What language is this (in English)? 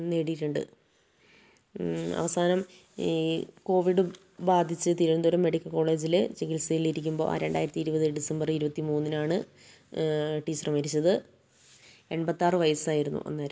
Malayalam